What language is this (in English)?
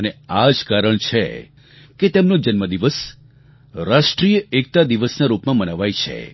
Gujarati